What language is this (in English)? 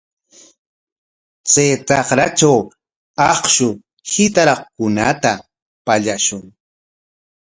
Corongo Ancash Quechua